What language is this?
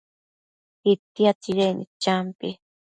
Matsés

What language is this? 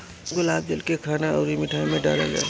Bhojpuri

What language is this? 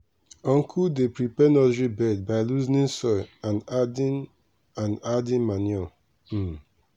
Nigerian Pidgin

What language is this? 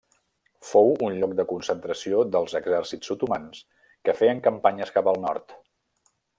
Catalan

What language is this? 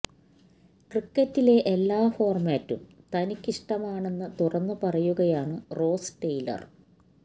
Malayalam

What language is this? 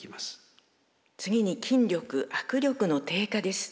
Japanese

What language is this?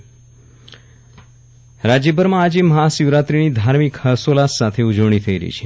Gujarati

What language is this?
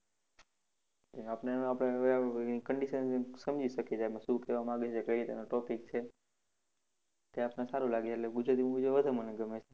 Gujarati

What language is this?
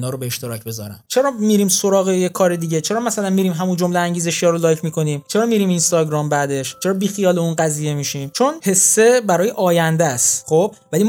Persian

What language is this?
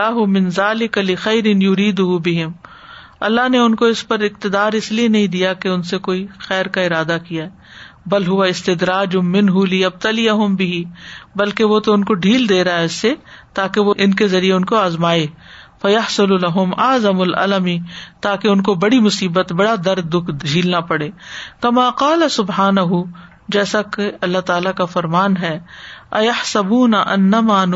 Urdu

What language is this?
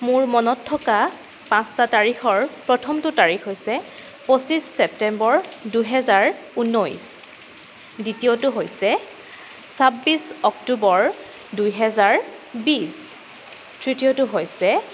Assamese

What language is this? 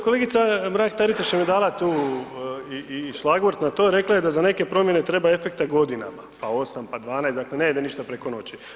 Croatian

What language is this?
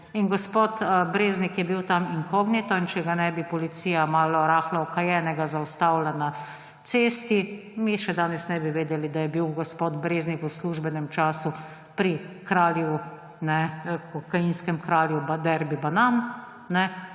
Slovenian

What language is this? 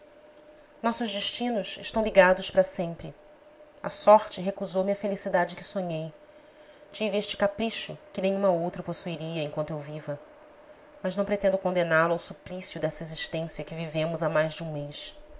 Portuguese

